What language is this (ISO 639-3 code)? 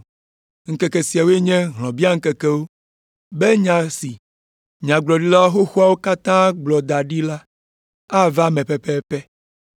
ewe